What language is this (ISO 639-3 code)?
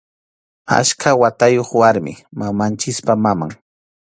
qxu